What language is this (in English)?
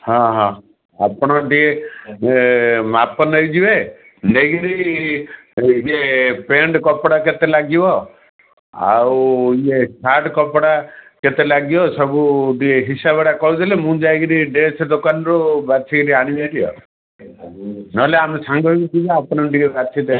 Odia